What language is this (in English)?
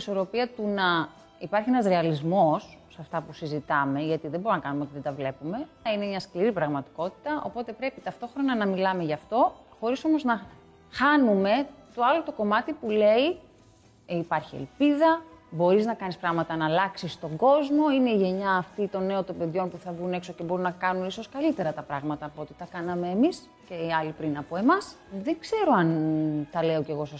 Greek